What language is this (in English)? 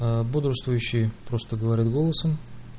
Russian